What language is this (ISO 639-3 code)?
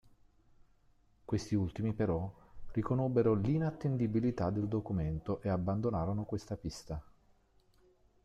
ita